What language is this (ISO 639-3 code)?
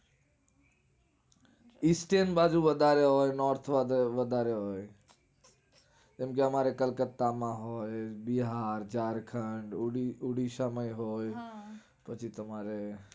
guj